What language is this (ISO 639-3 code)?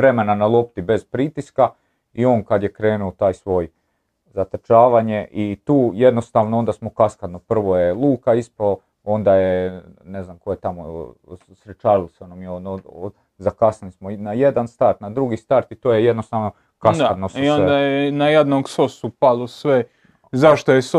hrv